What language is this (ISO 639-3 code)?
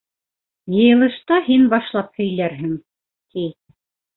bak